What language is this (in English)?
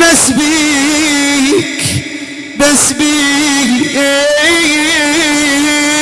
Arabic